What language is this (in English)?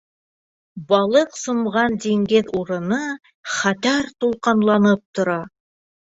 Bashkir